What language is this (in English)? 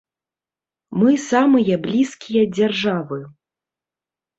Belarusian